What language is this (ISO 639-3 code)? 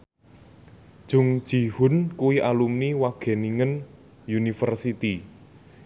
jav